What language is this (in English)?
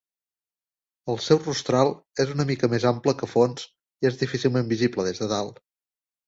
Catalan